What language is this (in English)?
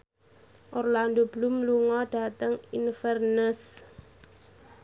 Javanese